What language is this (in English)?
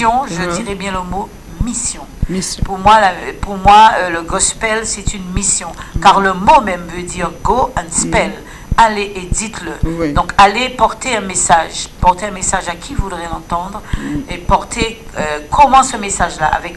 French